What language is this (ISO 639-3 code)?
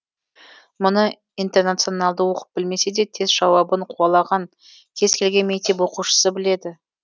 kaz